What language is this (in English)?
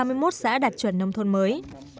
Vietnamese